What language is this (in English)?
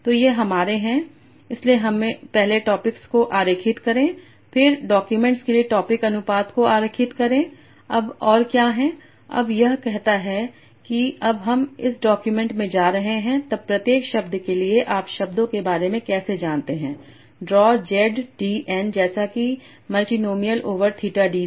Hindi